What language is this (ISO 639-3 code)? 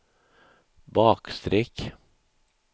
swe